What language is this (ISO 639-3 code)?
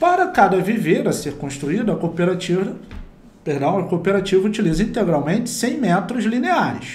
por